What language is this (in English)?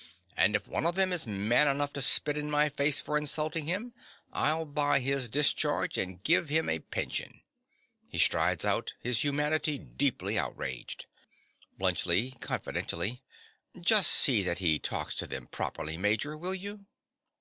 English